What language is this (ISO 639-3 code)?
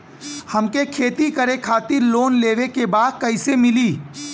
bho